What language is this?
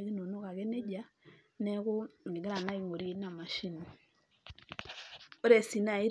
Masai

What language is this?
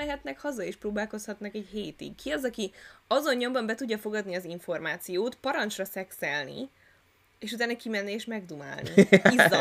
Hungarian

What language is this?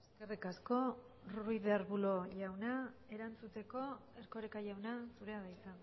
Basque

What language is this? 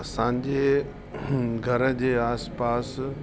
Sindhi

